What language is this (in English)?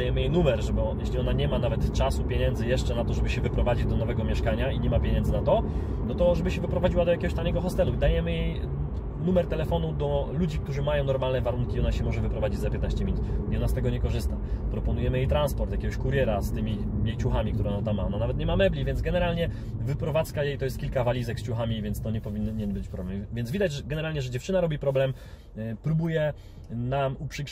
Polish